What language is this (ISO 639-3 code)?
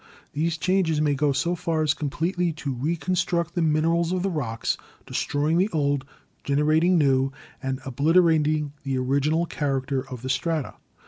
eng